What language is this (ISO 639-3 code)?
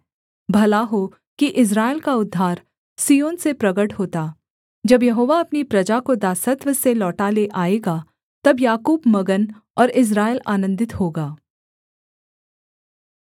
hin